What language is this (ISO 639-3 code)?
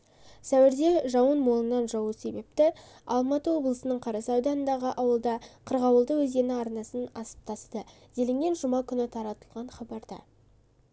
kaz